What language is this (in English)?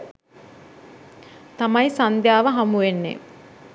Sinhala